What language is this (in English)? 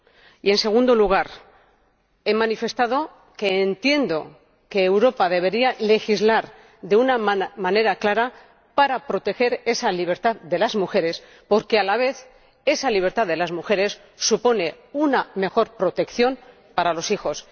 Spanish